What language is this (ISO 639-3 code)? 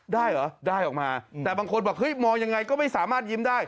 tha